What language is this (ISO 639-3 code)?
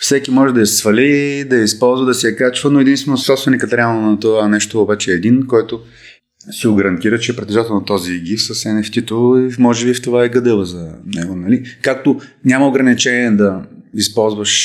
bul